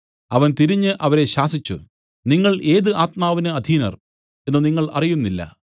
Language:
Malayalam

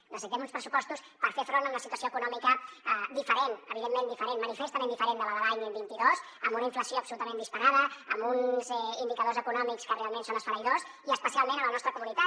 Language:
Catalan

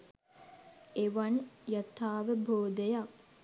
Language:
Sinhala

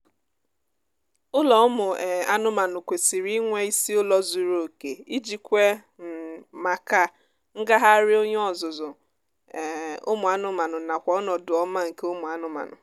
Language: Igbo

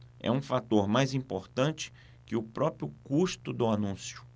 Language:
Portuguese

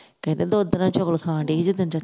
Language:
Punjabi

